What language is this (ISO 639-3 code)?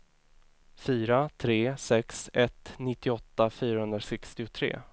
swe